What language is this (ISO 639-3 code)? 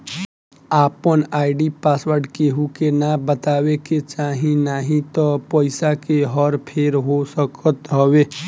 bho